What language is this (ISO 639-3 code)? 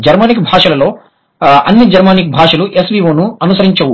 tel